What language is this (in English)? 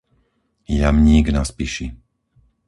Slovak